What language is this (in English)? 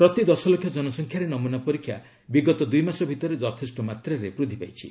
Odia